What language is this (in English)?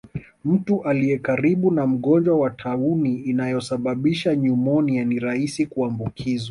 Swahili